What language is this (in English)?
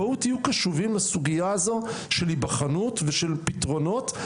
Hebrew